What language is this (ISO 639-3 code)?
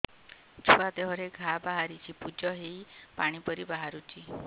ori